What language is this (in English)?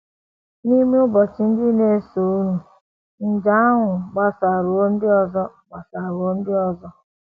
Igbo